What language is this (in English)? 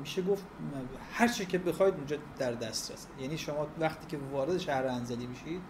Persian